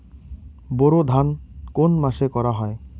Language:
Bangla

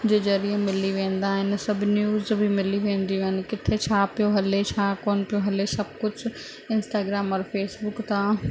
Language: Sindhi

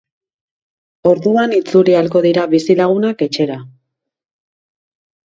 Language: Basque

